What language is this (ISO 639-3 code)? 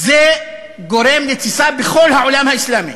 heb